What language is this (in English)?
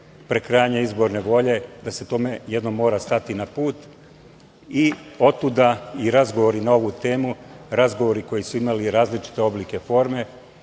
Serbian